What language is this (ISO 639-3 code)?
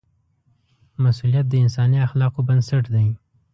pus